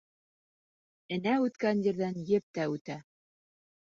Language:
Bashkir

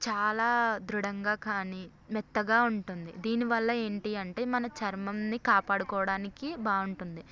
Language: Telugu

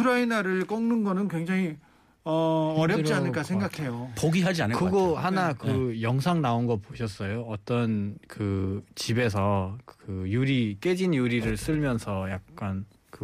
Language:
Korean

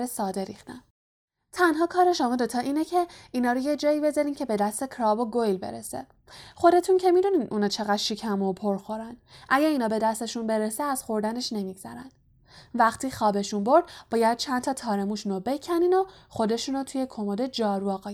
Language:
Persian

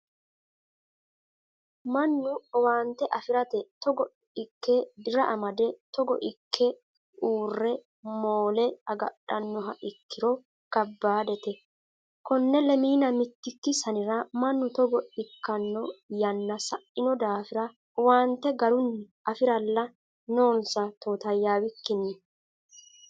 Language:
Sidamo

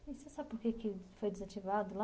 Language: Portuguese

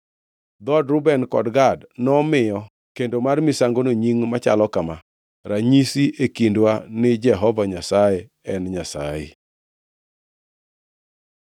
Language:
Luo (Kenya and Tanzania)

